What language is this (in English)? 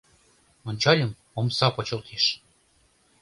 Mari